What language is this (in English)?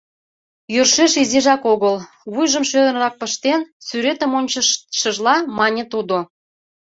Mari